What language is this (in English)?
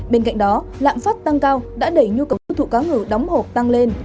Vietnamese